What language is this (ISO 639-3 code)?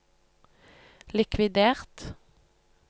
nor